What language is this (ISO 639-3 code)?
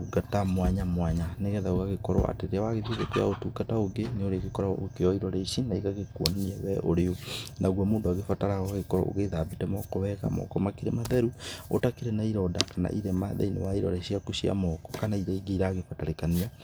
kik